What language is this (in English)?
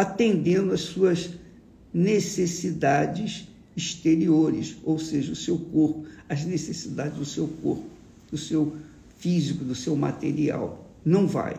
Portuguese